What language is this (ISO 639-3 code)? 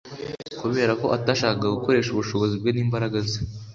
kin